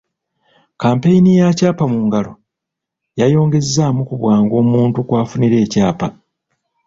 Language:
Ganda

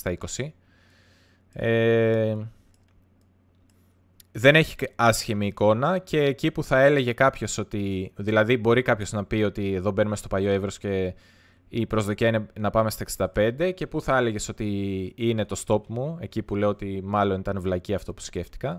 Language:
Greek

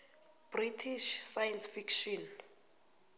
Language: South Ndebele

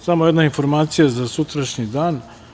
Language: Serbian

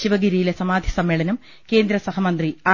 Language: Malayalam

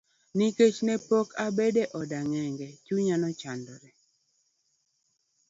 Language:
Luo (Kenya and Tanzania)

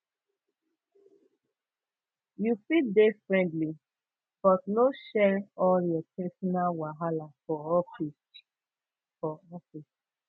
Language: Nigerian Pidgin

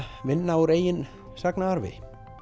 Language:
Icelandic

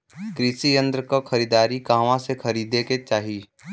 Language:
Bhojpuri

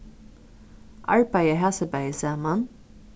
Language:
Faroese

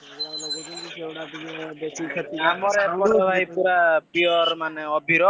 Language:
Odia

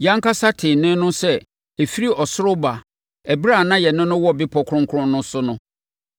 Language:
Akan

